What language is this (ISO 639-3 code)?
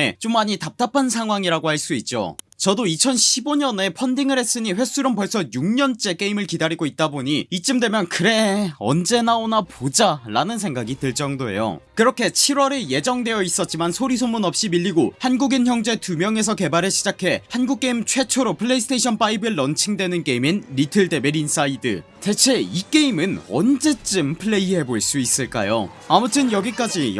kor